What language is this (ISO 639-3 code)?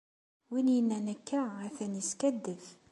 kab